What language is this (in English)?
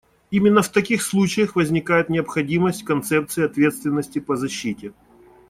Russian